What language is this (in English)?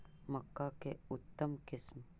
Magahi